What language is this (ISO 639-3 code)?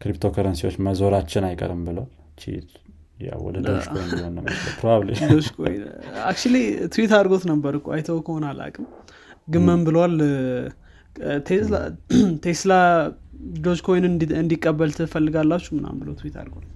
amh